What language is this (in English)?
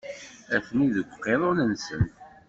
Kabyle